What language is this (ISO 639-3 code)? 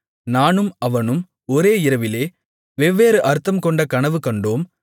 tam